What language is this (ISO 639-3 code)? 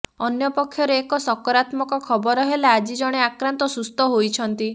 ori